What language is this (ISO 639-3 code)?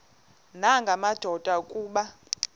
xho